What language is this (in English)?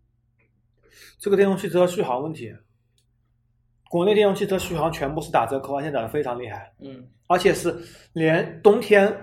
Chinese